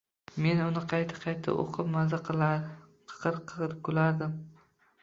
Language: Uzbek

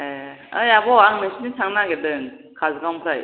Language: Bodo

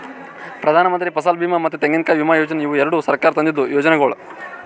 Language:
Kannada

